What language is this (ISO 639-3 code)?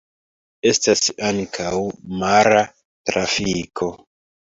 epo